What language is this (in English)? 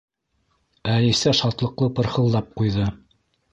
Bashkir